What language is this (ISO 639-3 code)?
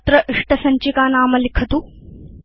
san